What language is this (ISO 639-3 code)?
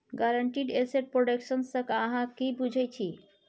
mai